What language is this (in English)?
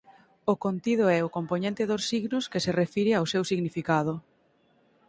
Galician